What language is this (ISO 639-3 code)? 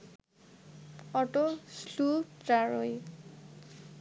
ben